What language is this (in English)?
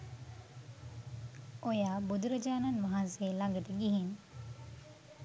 Sinhala